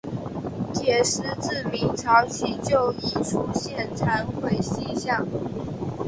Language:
Chinese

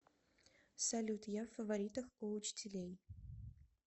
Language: Russian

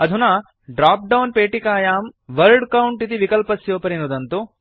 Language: Sanskrit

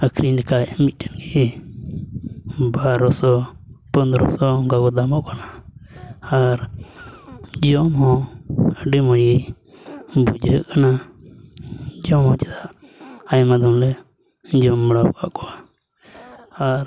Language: Santali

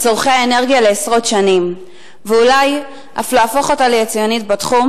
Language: Hebrew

